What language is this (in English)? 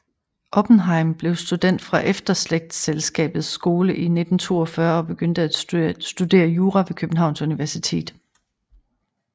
Danish